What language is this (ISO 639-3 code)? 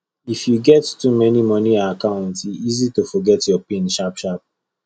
pcm